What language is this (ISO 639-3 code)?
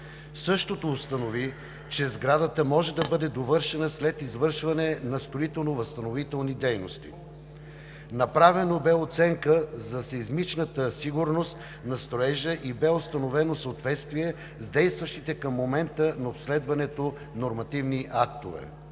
bul